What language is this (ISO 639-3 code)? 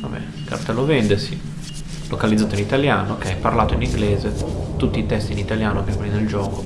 ita